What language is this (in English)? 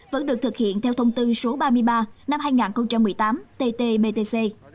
Vietnamese